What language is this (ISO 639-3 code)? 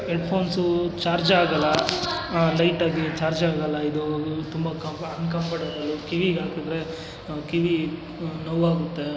kan